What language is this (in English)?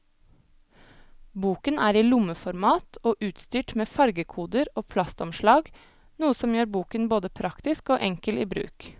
Norwegian